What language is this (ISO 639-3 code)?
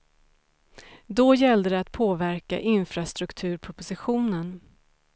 swe